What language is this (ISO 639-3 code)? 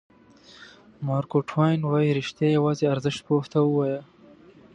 pus